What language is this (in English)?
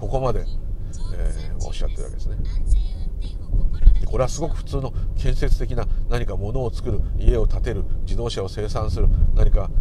Japanese